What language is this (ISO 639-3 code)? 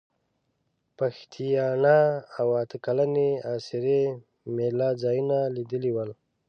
pus